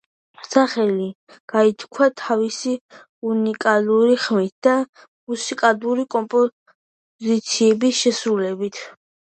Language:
Georgian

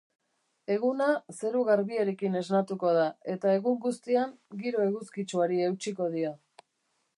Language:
Basque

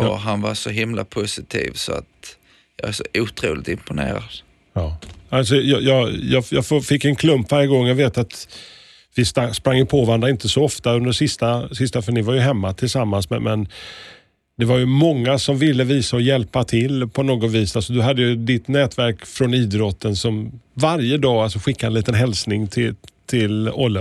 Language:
Swedish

